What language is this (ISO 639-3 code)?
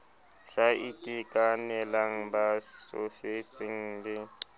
sot